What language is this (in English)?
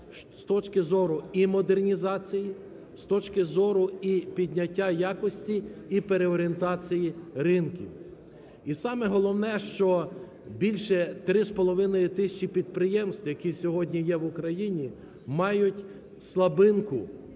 Ukrainian